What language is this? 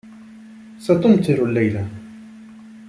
Arabic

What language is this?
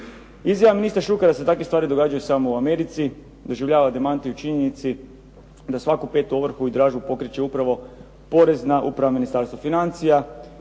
Croatian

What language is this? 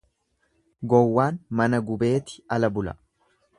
Oromo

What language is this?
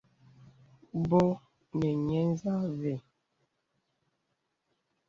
Bebele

